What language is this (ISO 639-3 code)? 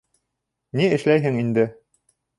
bak